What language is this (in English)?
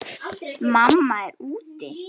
Icelandic